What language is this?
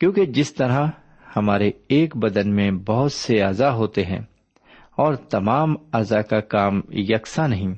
Urdu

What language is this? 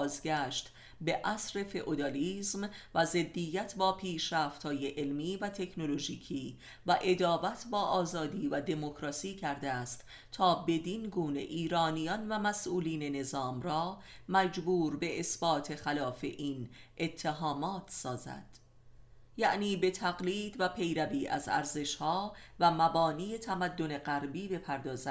Persian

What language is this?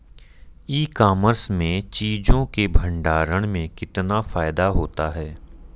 Hindi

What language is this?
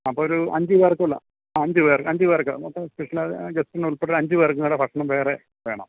Malayalam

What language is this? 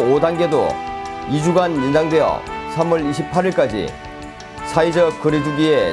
Korean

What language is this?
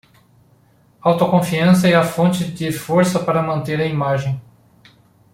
Portuguese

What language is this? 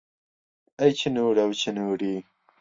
Central Kurdish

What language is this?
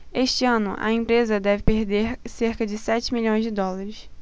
Portuguese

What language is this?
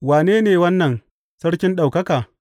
Hausa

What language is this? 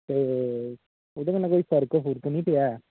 Dogri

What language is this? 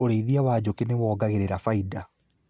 Kikuyu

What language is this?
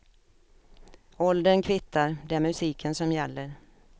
Swedish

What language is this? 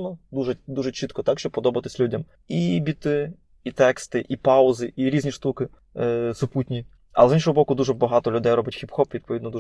Ukrainian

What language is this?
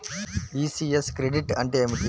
Telugu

